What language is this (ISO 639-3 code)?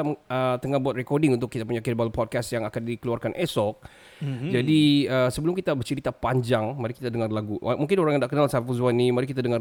msa